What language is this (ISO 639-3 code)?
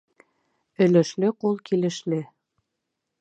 bak